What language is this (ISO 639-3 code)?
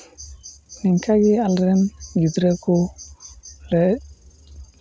sat